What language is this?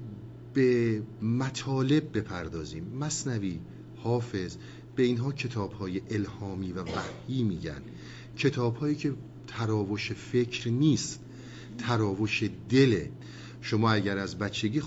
Persian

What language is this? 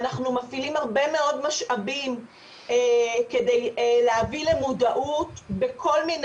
Hebrew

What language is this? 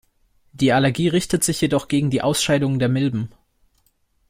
German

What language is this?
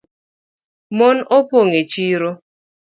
Luo (Kenya and Tanzania)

